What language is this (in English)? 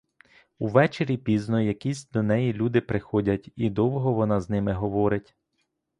Ukrainian